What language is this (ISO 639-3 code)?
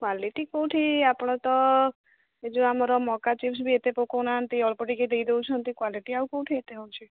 ori